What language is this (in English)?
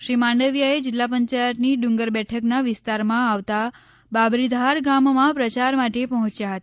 Gujarati